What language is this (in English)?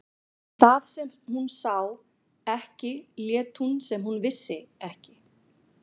Icelandic